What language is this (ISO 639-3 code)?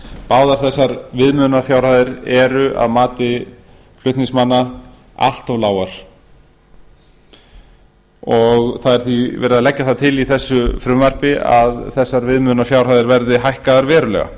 isl